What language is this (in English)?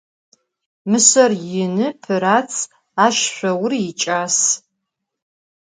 Adyghe